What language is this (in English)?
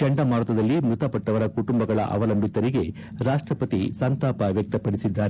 Kannada